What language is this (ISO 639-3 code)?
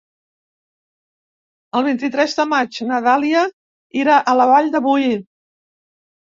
cat